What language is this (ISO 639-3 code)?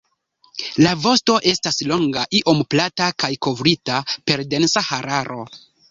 epo